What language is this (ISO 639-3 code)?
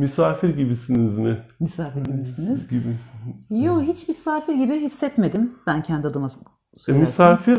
tur